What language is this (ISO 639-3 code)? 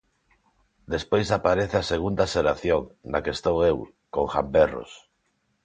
glg